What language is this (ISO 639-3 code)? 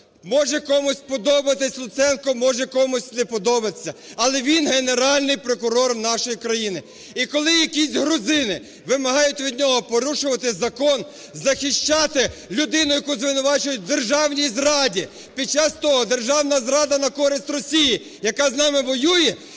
ukr